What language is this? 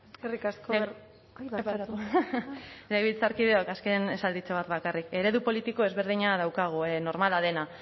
Basque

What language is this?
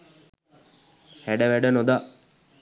Sinhala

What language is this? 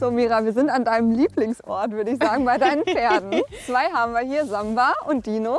German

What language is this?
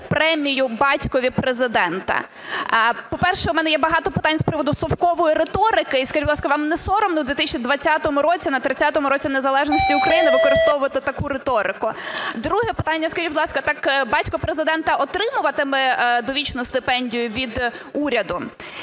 Ukrainian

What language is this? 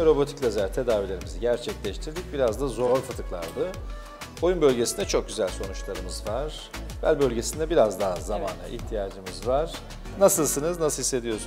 Turkish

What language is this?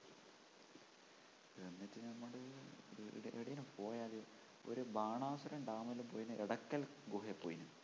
Malayalam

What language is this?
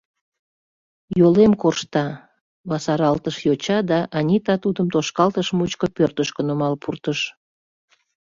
Mari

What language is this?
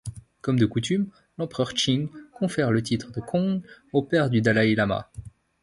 French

